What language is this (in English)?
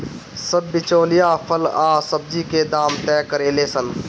Bhojpuri